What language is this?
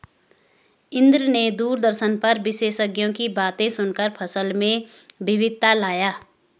Hindi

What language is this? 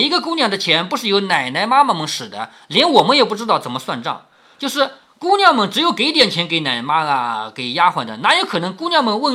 Chinese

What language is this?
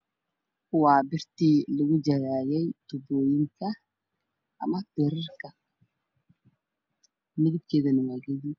Somali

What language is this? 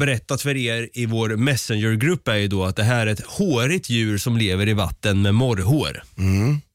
Swedish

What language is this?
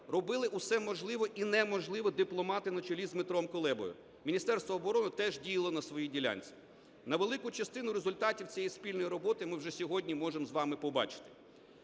Ukrainian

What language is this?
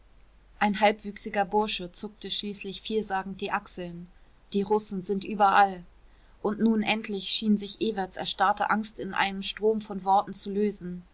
German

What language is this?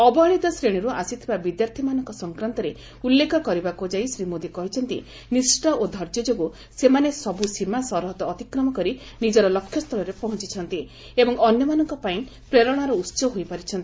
Odia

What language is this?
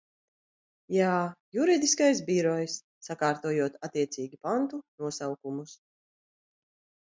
Latvian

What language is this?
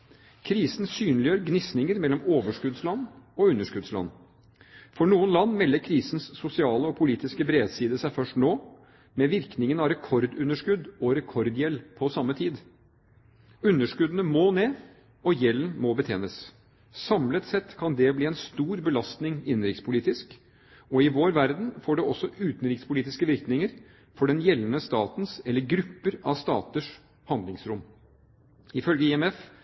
Norwegian Bokmål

